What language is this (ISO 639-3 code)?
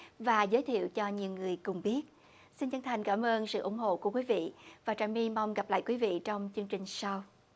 vie